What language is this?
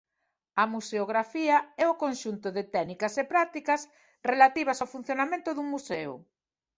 Galician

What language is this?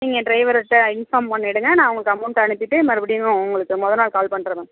Tamil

